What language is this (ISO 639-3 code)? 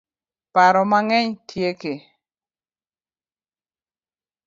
luo